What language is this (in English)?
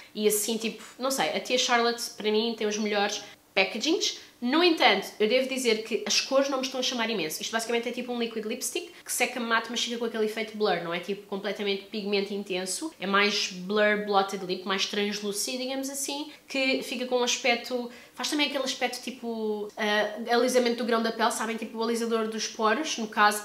Portuguese